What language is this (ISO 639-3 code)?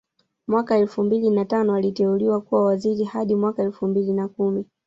swa